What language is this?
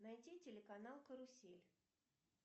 Russian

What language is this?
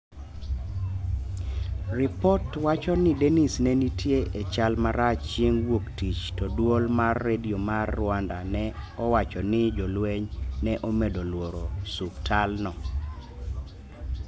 Luo (Kenya and Tanzania)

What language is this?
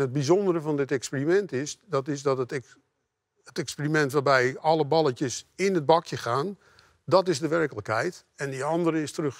Dutch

